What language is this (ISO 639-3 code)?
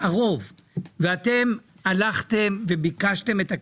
heb